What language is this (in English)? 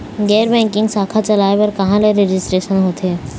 Chhattisgarhi